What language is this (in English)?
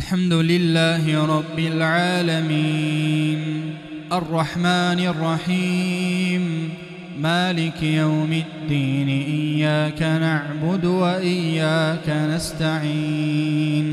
Arabic